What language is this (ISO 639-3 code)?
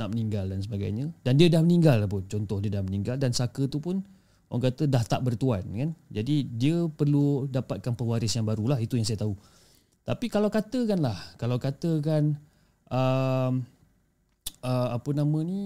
msa